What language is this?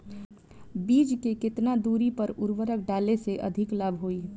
Bhojpuri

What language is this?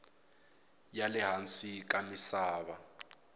Tsonga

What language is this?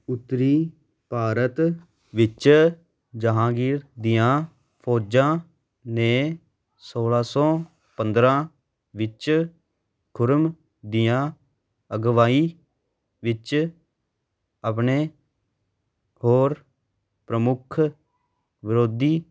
Punjabi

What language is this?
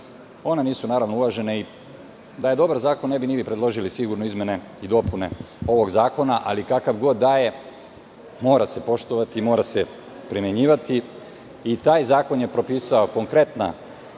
Serbian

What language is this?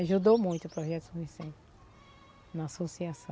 Portuguese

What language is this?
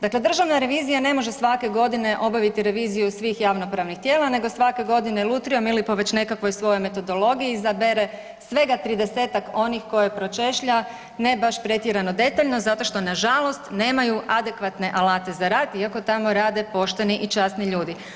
Croatian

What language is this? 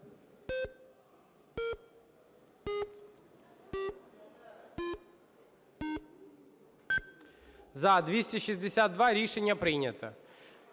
Ukrainian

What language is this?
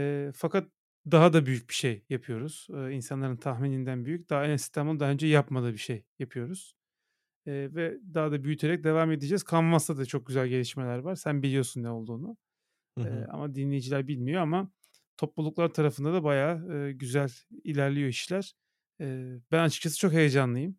Turkish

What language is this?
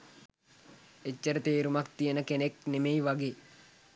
Sinhala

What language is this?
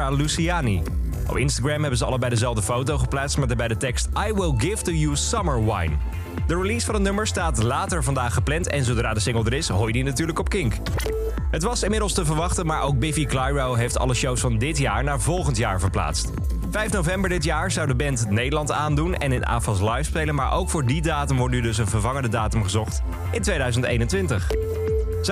Dutch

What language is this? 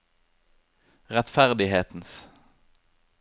Norwegian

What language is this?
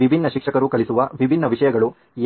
Kannada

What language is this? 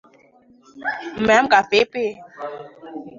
Swahili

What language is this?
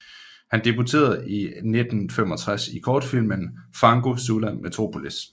Danish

